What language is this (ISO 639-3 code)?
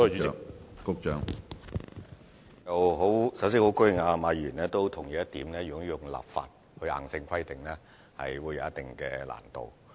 yue